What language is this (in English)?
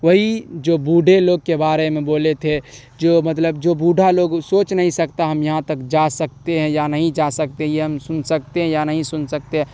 Urdu